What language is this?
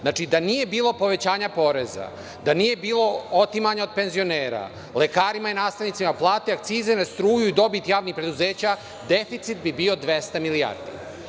Serbian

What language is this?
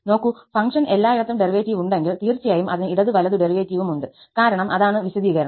Malayalam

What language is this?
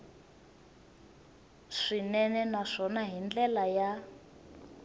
Tsonga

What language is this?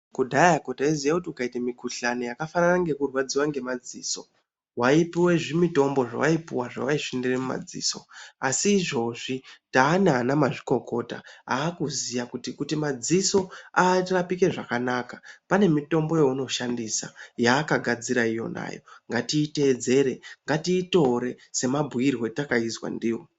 Ndau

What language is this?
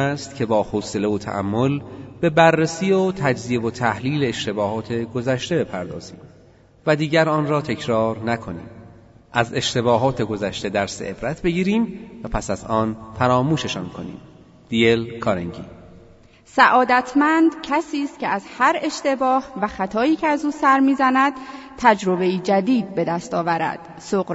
Persian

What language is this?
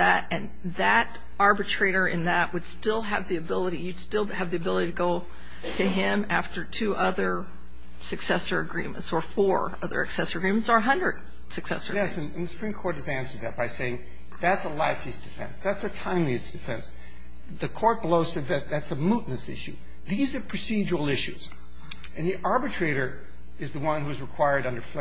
English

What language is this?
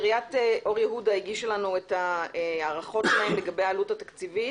Hebrew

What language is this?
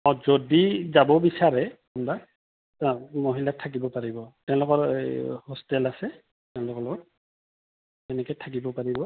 Assamese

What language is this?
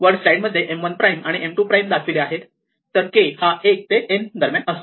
Marathi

